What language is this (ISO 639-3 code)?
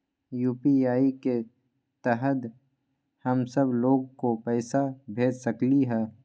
mag